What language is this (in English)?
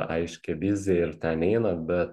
Lithuanian